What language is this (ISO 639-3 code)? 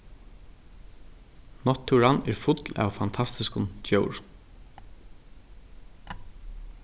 fao